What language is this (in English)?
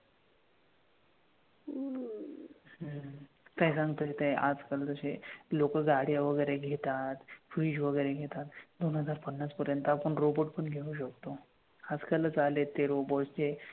Marathi